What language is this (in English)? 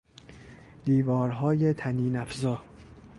Persian